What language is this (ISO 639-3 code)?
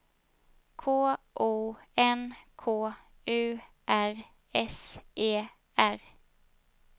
swe